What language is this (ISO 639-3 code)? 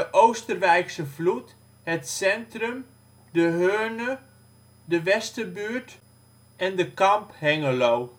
nld